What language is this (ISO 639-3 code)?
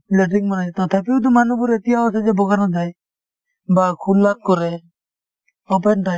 asm